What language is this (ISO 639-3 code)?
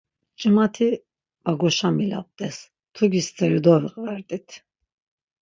lzz